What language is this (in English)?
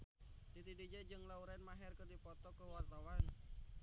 Sundanese